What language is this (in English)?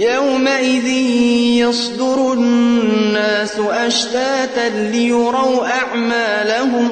Arabic